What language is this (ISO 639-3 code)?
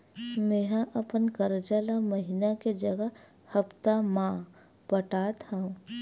hne